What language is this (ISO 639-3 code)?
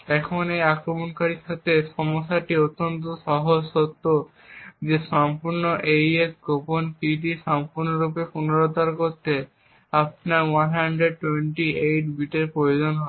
ben